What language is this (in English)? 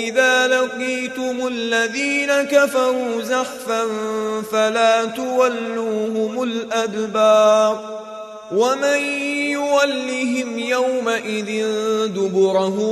Arabic